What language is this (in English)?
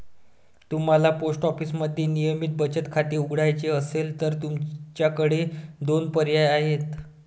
Marathi